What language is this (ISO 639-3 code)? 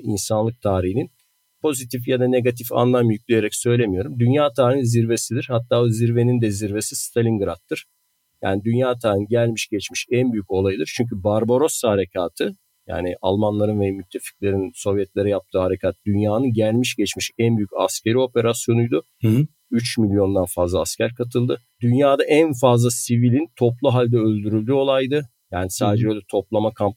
tur